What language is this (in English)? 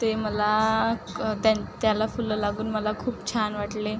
Marathi